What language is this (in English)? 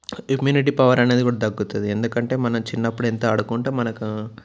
Telugu